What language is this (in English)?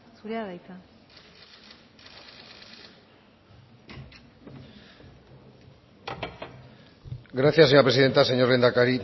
Basque